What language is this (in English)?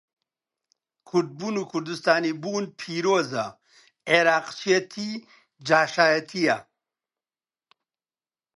Central Kurdish